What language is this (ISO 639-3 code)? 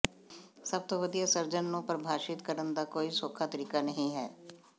pan